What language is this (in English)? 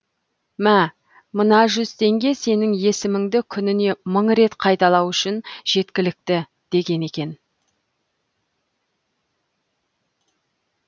Kazakh